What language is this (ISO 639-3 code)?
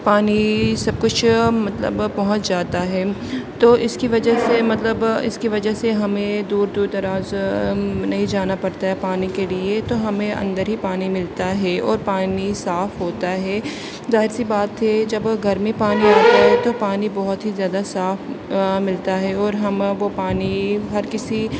urd